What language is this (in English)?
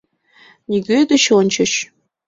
Mari